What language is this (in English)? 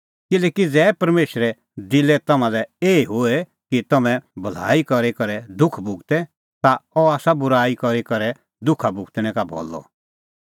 Kullu Pahari